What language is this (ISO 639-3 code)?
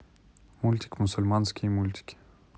rus